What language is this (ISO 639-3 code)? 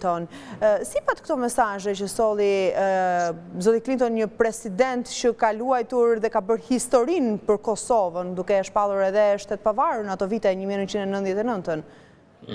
ron